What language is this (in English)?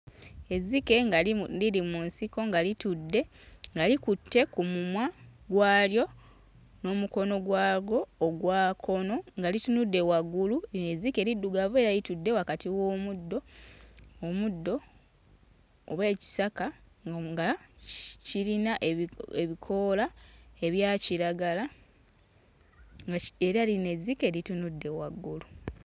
Ganda